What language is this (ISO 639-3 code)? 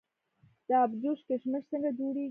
pus